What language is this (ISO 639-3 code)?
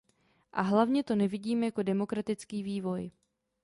ces